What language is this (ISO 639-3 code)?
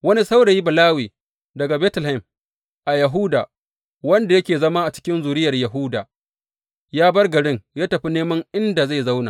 hau